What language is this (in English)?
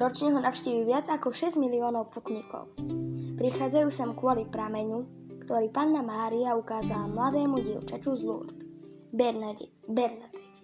Slovak